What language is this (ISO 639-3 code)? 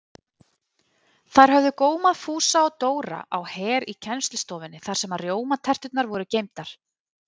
isl